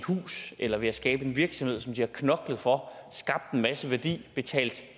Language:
Danish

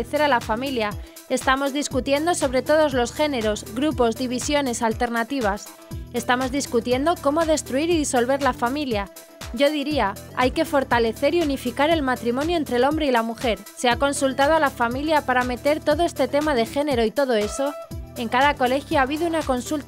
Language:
Spanish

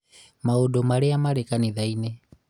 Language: Kikuyu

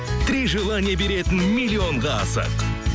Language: Kazakh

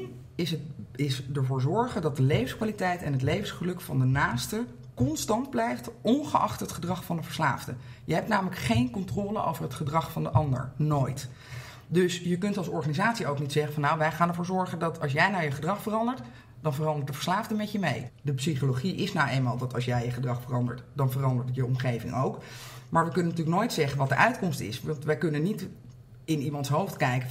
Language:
Dutch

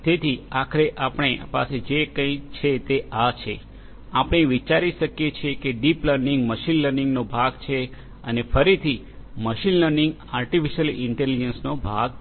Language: Gujarati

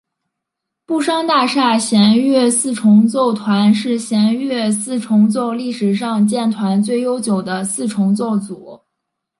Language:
Chinese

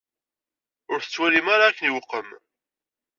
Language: Kabyle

